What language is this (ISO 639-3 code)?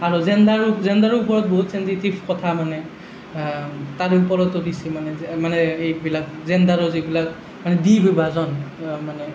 asm